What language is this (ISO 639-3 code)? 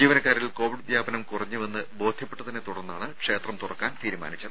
mal